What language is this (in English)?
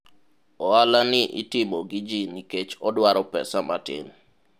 Luo (Kenya and Tanzania)